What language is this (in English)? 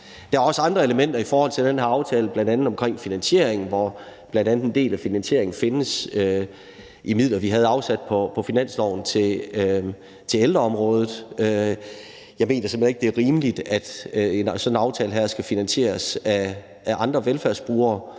Danish